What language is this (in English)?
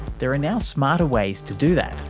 English